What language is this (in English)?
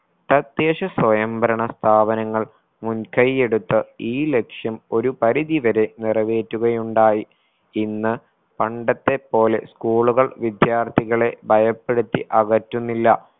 Malayalam